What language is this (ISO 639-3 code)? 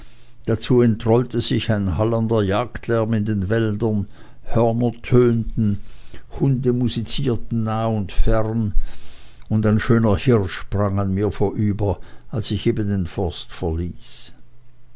deu